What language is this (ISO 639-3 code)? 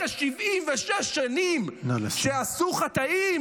heb